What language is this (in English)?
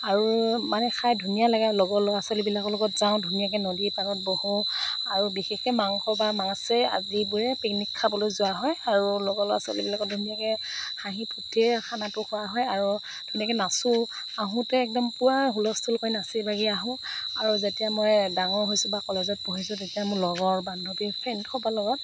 Assamese